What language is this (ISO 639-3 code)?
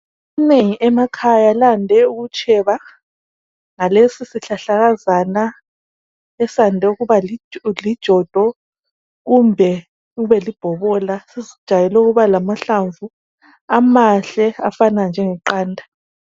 nde